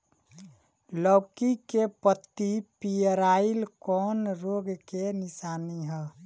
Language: Bhojpuri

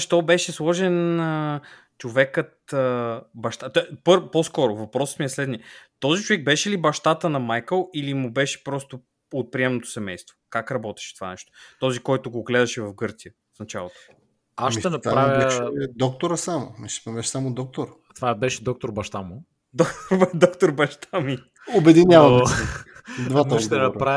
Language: Bulgarian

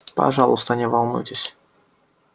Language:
Russian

